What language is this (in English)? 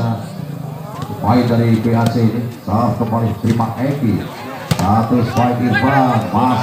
Indonesian